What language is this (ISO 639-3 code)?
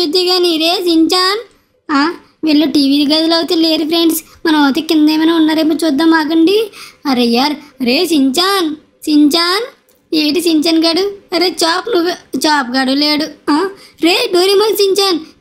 tel